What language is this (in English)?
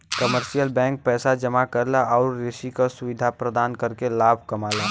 Bhojpuri